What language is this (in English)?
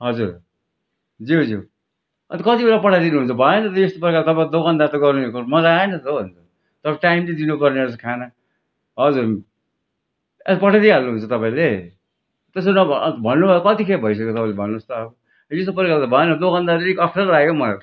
Nepali